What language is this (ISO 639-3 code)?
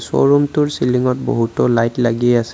asm